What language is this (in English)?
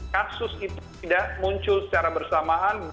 Indonesian